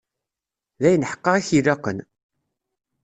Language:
Kabyle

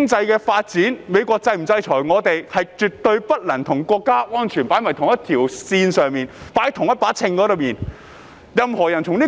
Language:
Cantonese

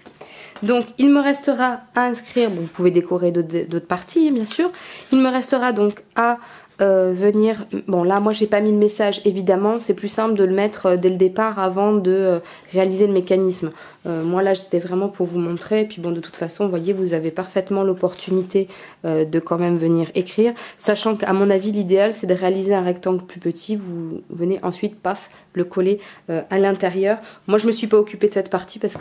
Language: French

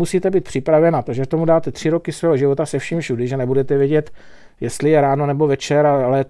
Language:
Czech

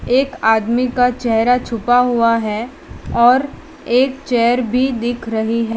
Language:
Hindi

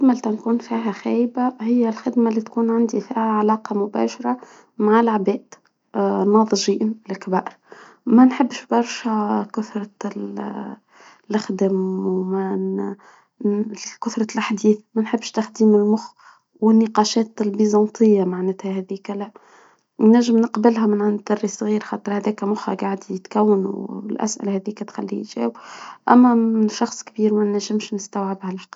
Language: Tunisian Arabic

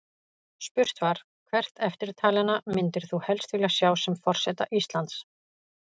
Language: Icelandic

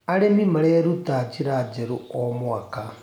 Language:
Kikuyu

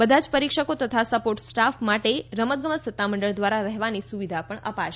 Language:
Gujarati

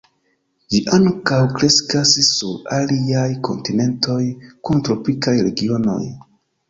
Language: Esperanto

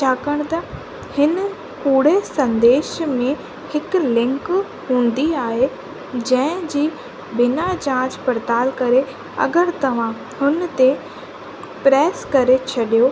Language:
Sindhi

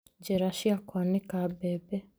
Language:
Kikuyu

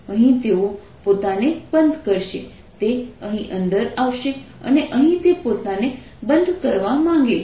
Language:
Gujarati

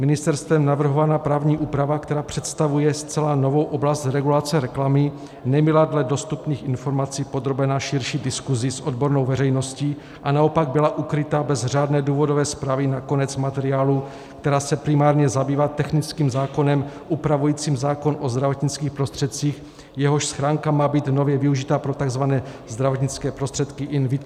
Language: Czech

